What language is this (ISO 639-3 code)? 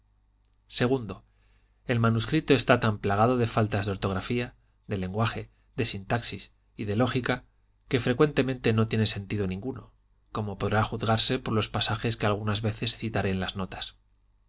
spa